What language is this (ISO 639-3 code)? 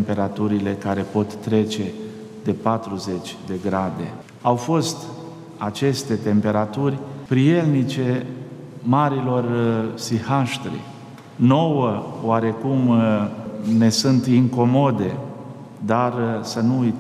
ron